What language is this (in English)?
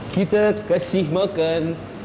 Indonesian